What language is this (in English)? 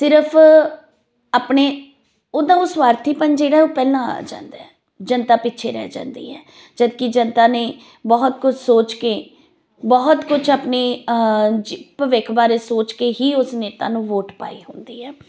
Punjabi